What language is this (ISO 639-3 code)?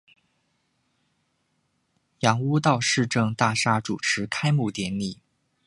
zho